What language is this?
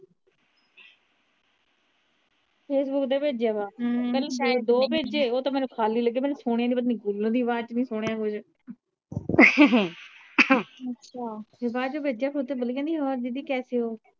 Punjabi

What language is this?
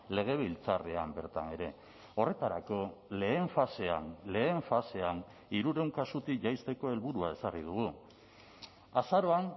Basque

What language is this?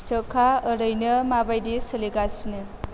Bodo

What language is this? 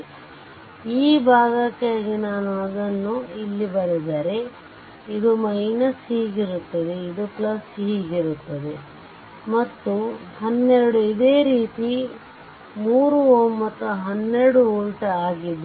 Kannada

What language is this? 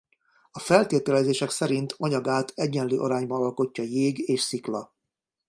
Hungarian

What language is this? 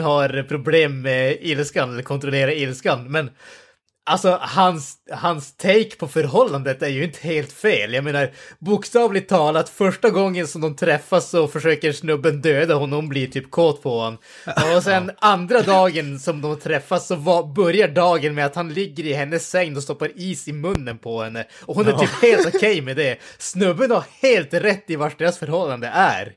Swedish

